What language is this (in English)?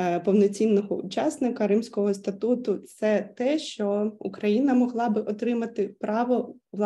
Ukrainian